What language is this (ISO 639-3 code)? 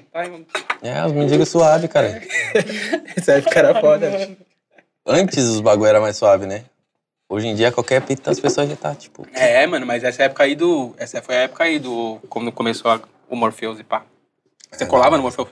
por